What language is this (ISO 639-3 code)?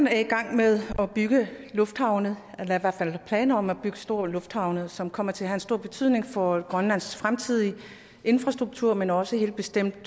dan